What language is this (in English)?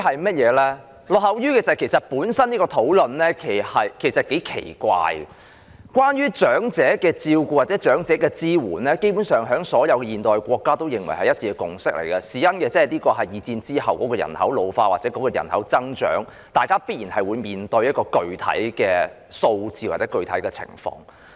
Cantonese